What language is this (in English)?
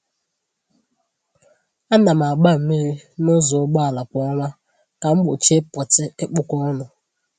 Igbo